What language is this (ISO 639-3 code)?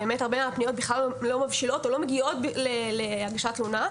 heb